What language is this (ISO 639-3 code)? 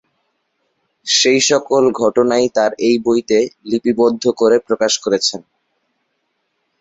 ben